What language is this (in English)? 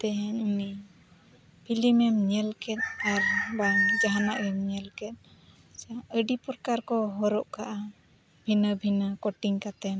Santali